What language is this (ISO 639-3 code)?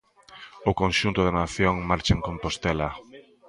glg